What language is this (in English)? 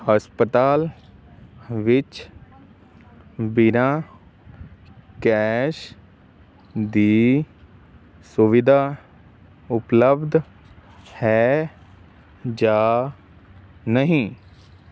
Punjabi